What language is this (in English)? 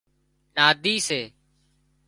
Wadiyara Koli